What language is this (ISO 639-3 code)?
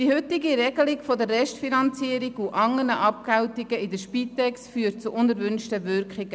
gsw